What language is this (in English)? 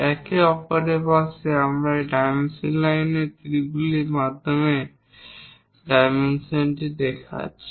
Bangla